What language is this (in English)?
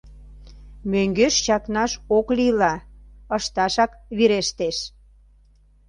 Mari